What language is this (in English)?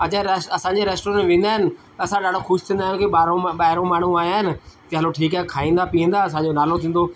Sindhi